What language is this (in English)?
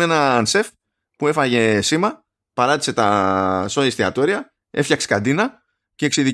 Greek